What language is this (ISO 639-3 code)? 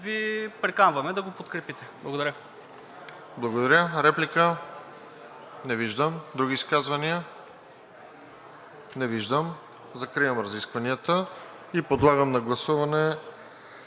bul